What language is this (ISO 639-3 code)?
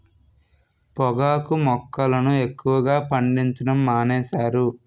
tel